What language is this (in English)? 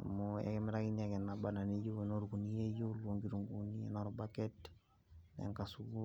Masai